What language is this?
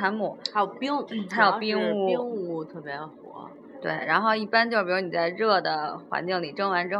Chinese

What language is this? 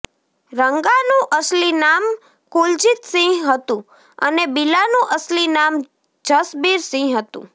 Gujarati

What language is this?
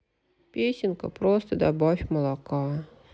Russian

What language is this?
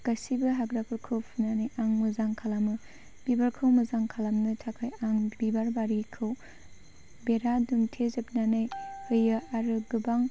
Bodo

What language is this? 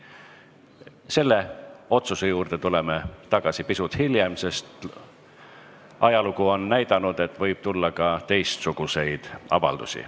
Estonian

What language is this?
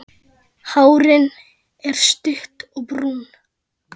Icelandic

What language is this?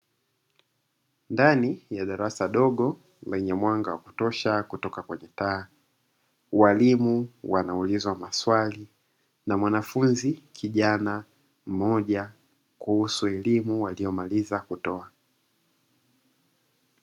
Swahili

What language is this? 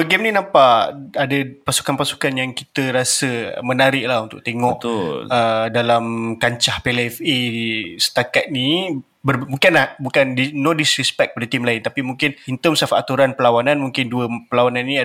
Malay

